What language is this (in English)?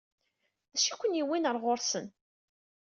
Kabyle